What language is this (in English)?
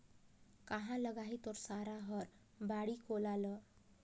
Chhattisgarhi